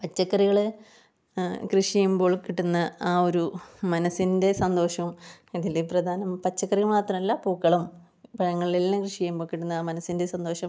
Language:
Malayalam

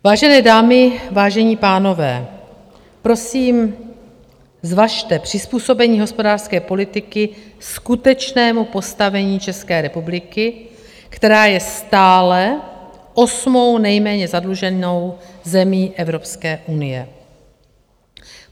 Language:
Czech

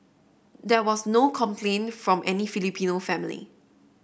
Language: English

